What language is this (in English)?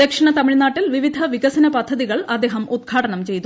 Malayalam